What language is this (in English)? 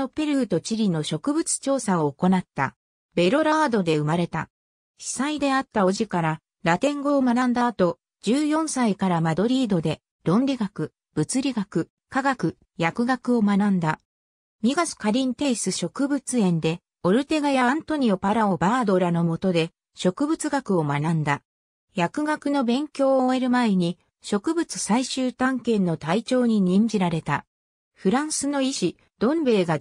Japanese